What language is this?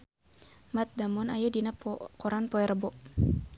Sundanese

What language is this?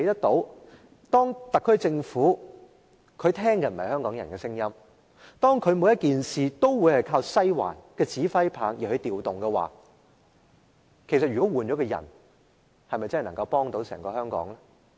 Cantonese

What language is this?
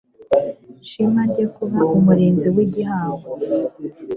Kinyarwanda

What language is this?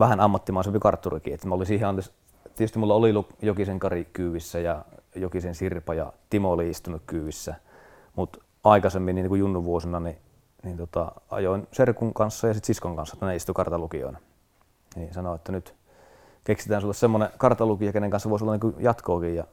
Finnish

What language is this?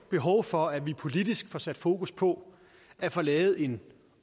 Danish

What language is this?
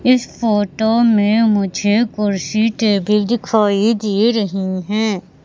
Hindi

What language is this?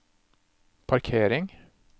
Norwegian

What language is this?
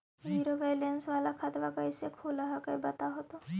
Magahi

